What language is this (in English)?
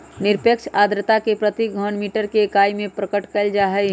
Magahi